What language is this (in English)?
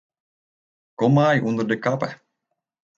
Western Frisian